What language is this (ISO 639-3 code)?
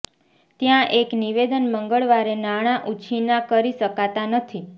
guj